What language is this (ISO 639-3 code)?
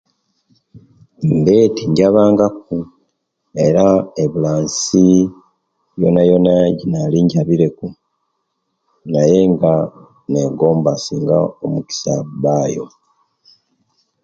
lke